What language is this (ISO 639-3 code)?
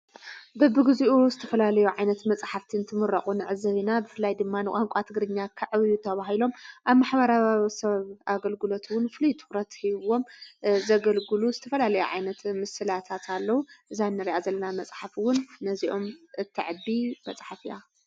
tir